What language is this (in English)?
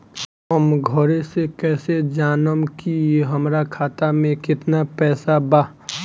Bhojpuri